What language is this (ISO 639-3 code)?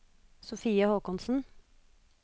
nor